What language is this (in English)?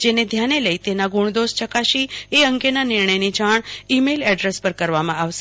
Gujarati